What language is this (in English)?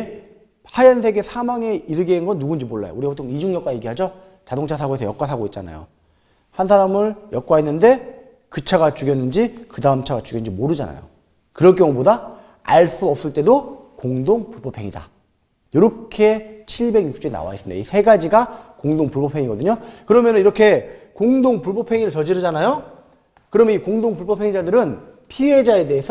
Korean